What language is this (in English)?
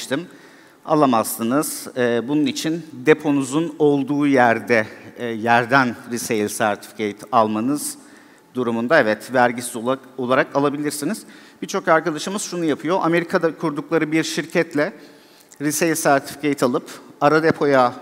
Turkish